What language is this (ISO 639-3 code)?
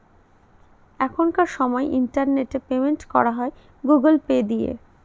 ben